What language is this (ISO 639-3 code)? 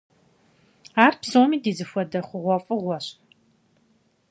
kbd